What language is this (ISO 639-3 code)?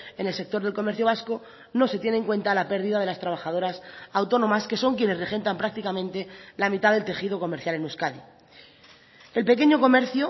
spa